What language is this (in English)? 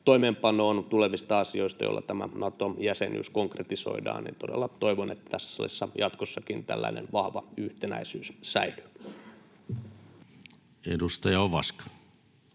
Finnish